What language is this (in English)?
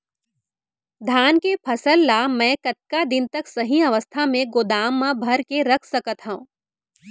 Chhattisgarhi